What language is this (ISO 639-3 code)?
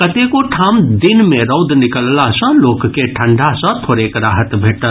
mai